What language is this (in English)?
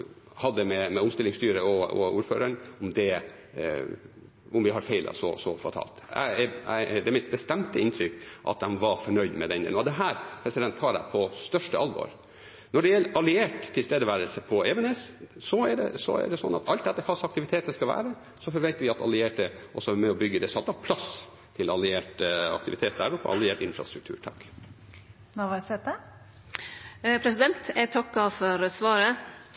Norwegian